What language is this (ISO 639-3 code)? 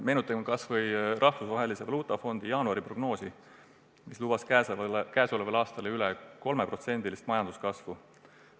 est